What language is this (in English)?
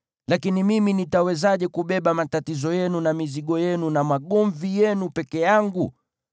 Swahili